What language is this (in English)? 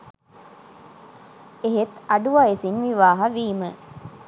Sinhala